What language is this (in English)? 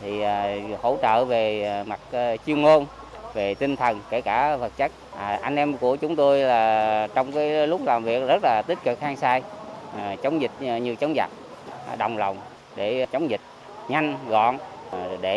Vietnamese